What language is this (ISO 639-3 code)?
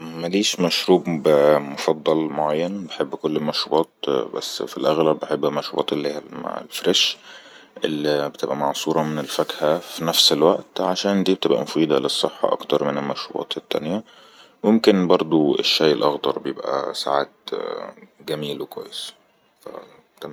arz